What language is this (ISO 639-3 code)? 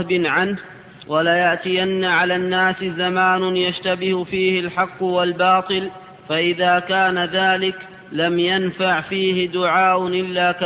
ara